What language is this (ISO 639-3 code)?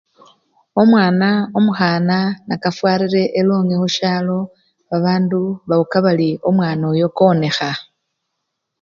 luy